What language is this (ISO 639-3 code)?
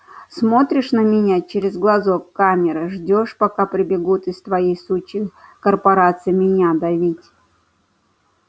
rus